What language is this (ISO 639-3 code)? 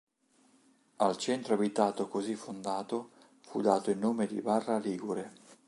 ita